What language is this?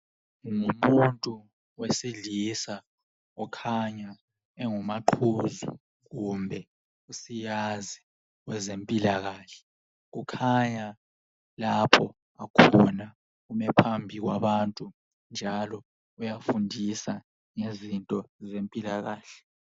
North Ndebele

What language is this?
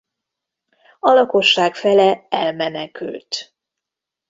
Hungarian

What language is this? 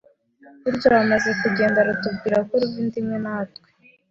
Kinyarwanda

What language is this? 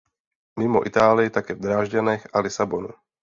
Czech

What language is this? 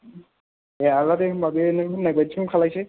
Bodo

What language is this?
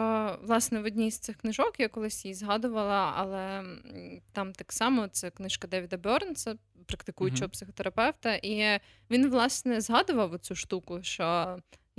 Ukrainian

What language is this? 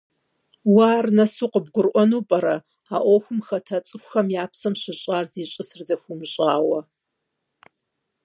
Kabardian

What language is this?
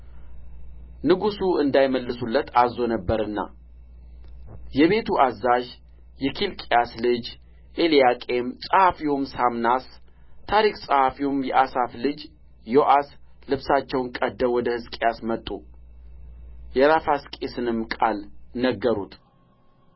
Amharic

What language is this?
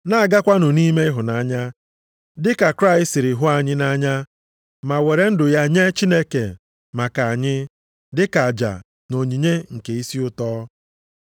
Igbo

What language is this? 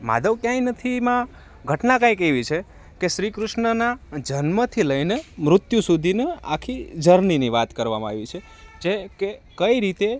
Gujarati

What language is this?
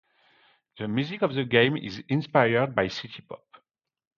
English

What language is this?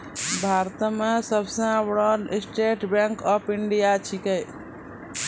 Maithili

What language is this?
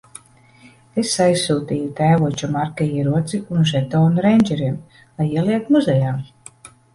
Latvian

